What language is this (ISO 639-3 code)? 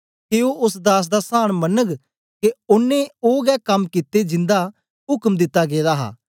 doi